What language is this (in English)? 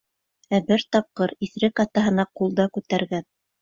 Bashkir